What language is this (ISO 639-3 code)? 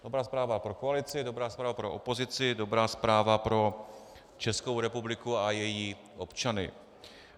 ces